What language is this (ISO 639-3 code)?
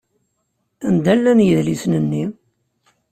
kab